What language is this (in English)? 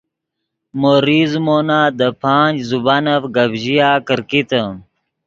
Yidgha